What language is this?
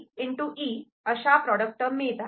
Marathi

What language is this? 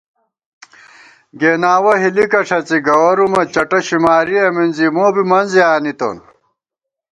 Gawar-Bati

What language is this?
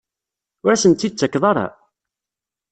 Kabyle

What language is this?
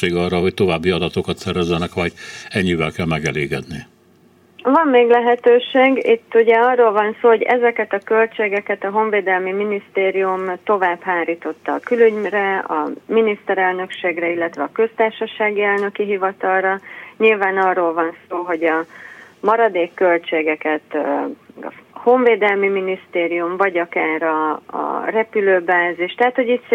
Hungarian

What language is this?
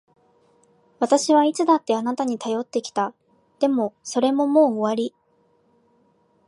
Japanese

